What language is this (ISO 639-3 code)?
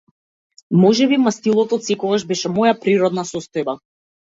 mkd